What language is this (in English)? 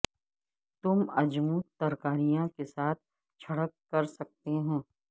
Urdu